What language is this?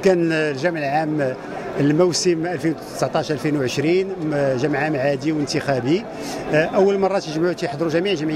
Arabic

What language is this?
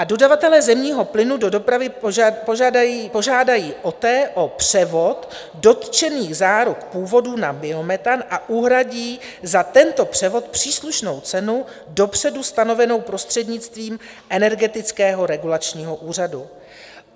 Czech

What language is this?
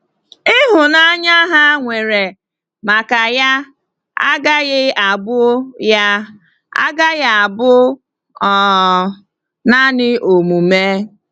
Igbo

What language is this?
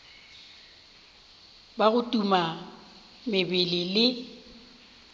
Northern Sotho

